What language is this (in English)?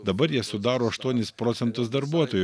Lithuanian